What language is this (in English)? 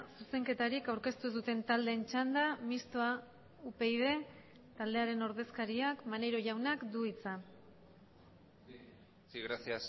Basque